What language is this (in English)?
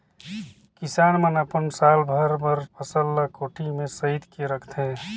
Chhattisgarhi